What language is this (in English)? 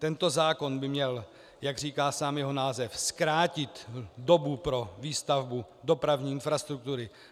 Czech